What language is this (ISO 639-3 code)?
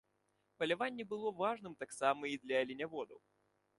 bel